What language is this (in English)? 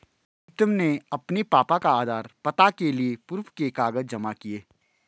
Hindi